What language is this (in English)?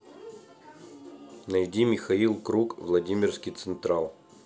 Russian